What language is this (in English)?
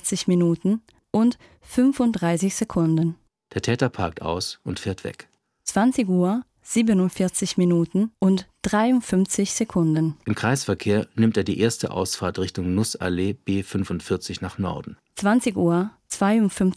German